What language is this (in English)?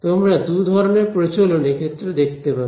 Bangla